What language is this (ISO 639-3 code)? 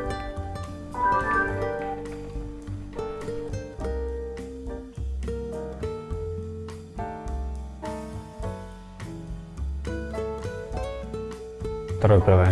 rus